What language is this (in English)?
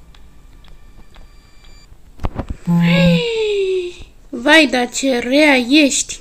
Romanian